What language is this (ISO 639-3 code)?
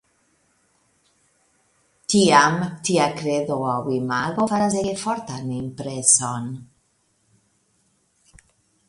epo